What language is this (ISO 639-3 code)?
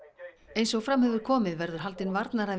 isl